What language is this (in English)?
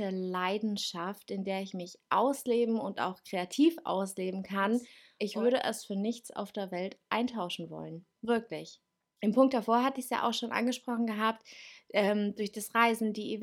German